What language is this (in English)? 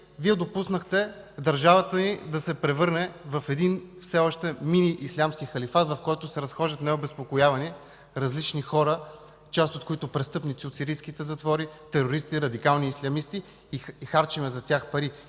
Bulgarian